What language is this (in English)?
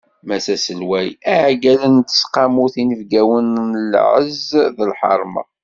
Kabyle